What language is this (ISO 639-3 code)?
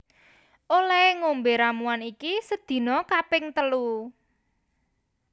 jav